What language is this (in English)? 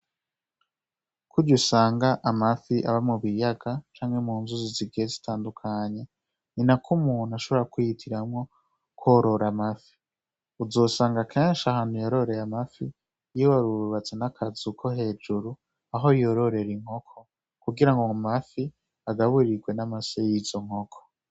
Rundi